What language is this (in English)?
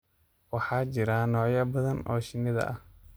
Somali